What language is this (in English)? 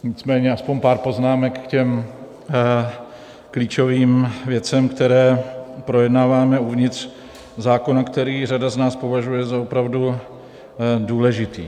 Czech